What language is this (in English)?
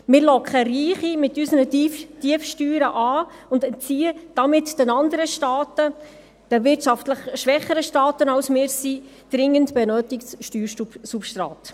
Swiss German